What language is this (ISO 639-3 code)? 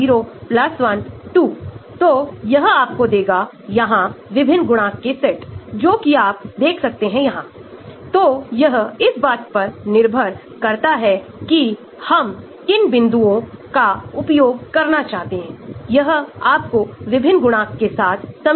hin